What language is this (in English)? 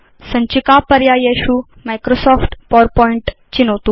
Sanskrit